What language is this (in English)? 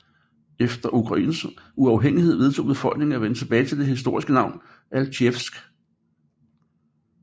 Danish